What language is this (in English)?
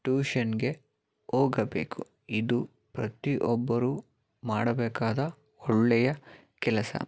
Kannada